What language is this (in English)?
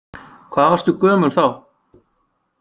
Icelandic